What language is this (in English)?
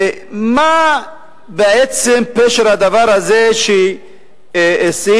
Hebrew